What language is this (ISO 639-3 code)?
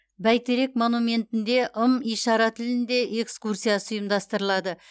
kaz